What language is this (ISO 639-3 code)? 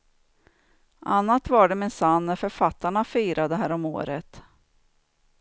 swe